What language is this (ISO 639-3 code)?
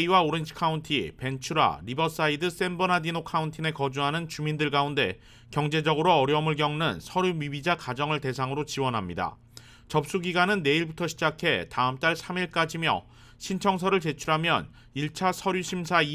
kor